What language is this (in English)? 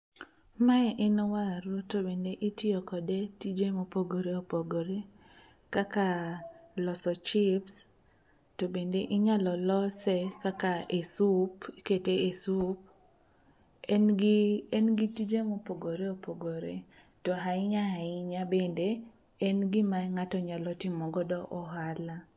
Luo (Kenya and Tanzania)